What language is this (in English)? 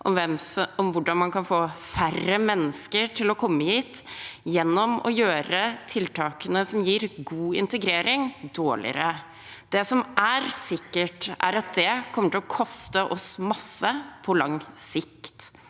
Norwegian